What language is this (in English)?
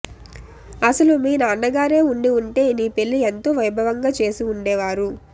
Telugu